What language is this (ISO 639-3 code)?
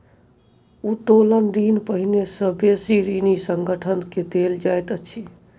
mai